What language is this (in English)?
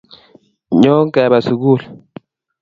Kalenjin